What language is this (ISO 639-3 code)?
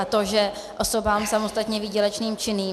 ces